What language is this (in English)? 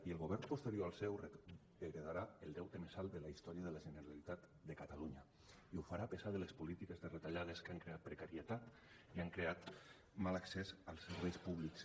Catalan